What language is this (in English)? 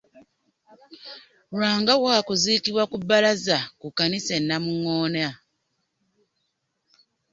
Ganda